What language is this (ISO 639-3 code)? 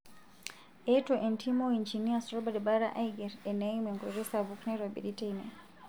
mas